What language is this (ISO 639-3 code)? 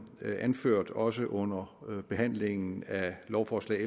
dan